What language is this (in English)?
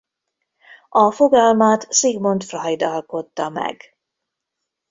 Hungarian